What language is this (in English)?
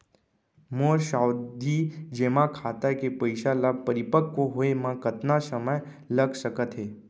Chhattisgarhi